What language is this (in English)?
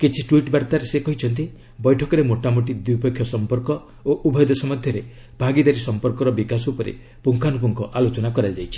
Odia